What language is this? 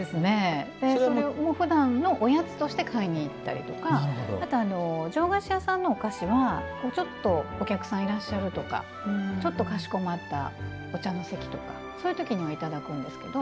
Japanese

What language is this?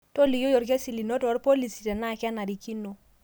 Masai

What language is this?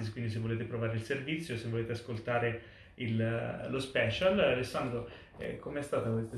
Italian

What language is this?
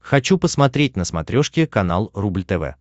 Russian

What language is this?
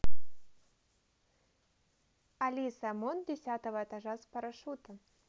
Russian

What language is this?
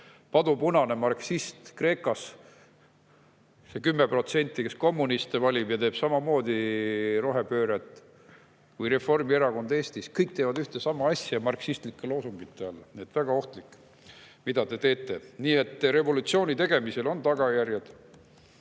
Estonian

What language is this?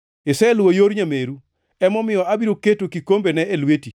Luo (Kenya and Tanzania)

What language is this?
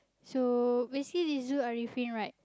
English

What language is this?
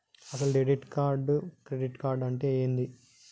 Telugu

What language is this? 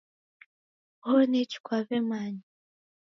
Taita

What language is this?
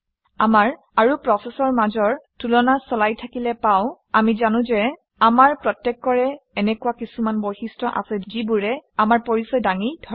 Assamese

